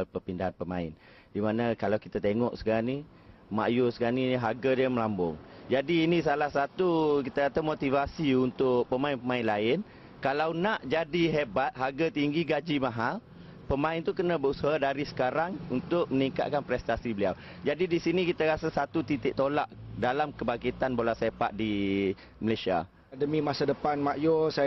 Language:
Malay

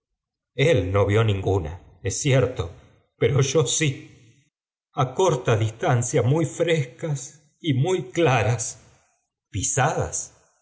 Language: Spanish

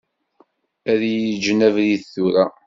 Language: Kabyle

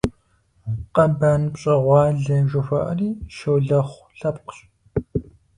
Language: Kabardian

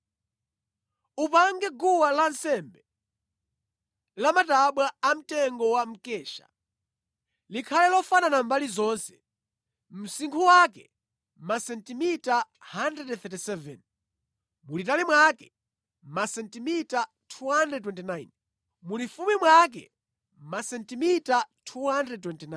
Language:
Nyanja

